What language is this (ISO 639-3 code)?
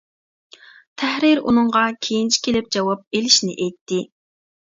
uig